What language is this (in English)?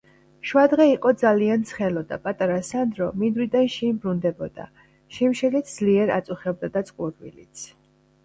Georgian